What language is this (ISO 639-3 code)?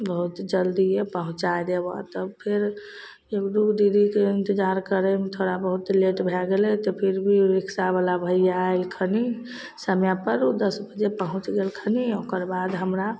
mai